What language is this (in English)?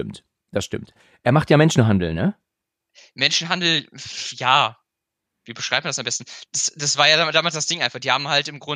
German